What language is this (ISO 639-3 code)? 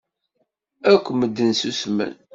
kab